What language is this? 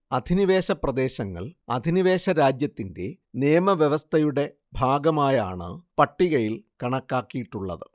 Malayalam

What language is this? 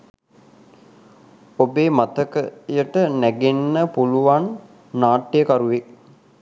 Sinhala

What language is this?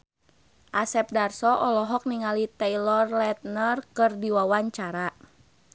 Sundanese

